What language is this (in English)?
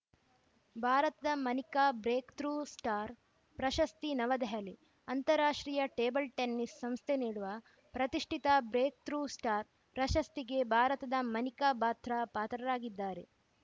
Kannada